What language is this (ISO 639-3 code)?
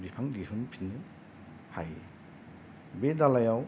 brx